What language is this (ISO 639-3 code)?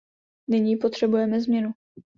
ces